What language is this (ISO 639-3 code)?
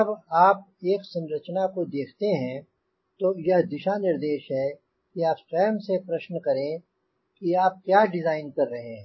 hin